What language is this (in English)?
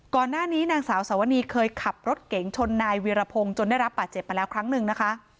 Thai